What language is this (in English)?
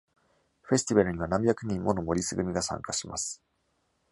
Japanese